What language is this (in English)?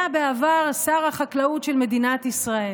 Hebrew